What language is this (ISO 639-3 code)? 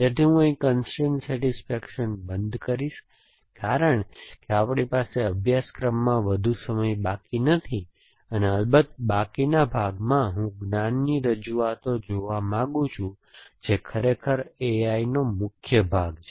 guj